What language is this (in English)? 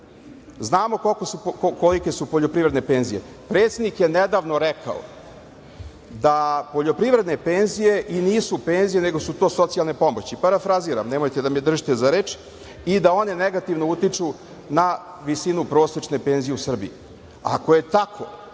Serbian